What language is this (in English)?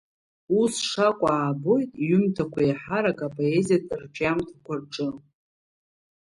Abkhazian